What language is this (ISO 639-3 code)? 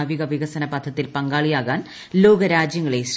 mal